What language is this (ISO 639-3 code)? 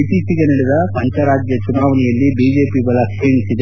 kan